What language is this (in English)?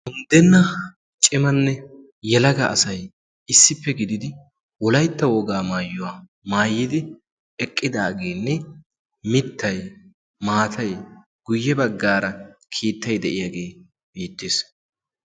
Wolaytta